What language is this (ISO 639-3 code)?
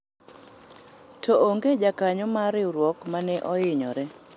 luo